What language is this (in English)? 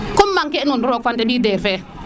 Serer